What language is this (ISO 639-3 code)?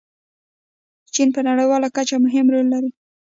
pus